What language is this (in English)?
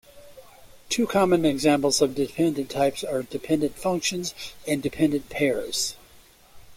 English